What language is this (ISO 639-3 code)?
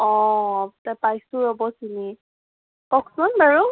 asm